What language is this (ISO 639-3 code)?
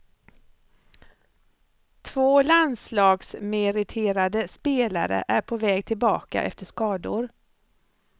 swe